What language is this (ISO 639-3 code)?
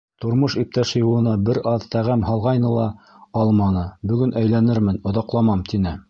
bak